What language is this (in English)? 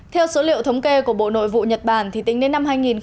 Vietnamese